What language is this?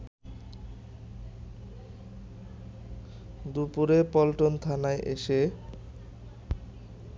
Bangla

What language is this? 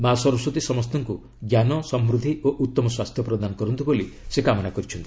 Odia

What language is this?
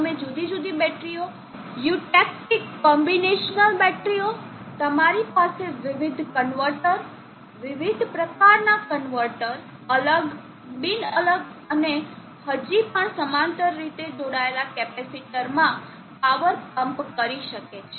Gujarati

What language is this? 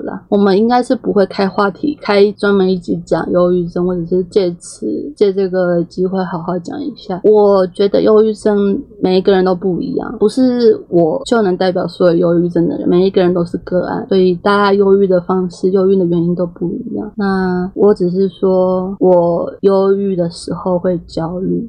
Chinese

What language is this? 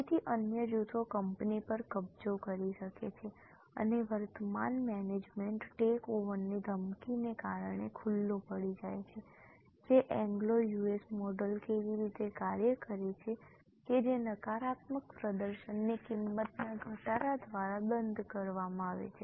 Gujarati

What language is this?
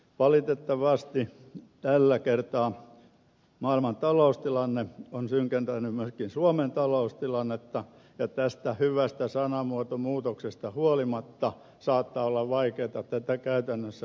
Finnish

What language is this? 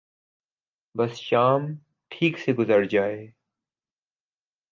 Urdu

